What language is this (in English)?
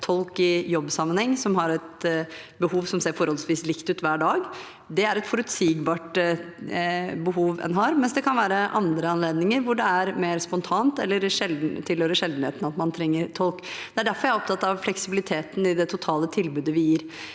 Norwegian